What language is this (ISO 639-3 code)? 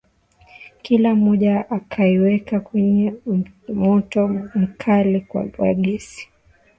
swa